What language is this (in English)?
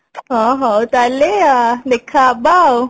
Odia